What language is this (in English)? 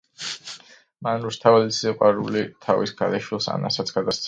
Georgian